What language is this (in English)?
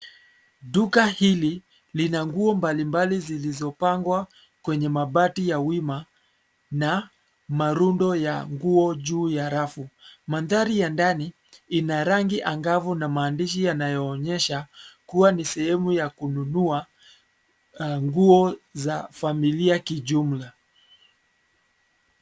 Swahili